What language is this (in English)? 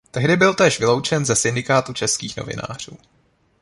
Czech